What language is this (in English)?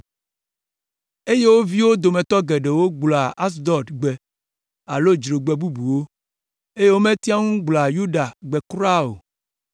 Ewe